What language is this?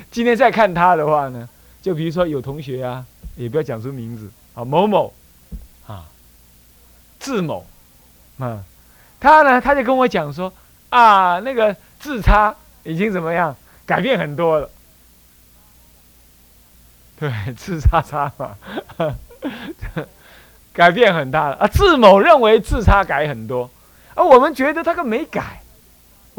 Chinese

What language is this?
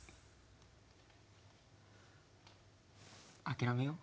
Japanese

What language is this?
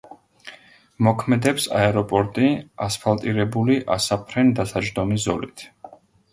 Georgian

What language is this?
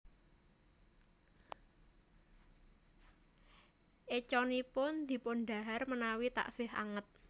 Javanese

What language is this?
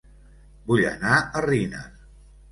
Catalan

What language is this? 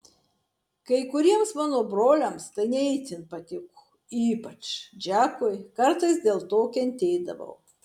Lithuanian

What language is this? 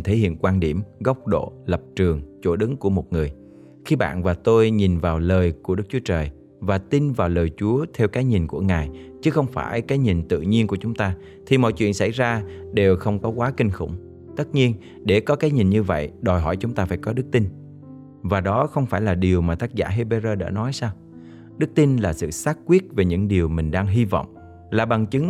Vietnamese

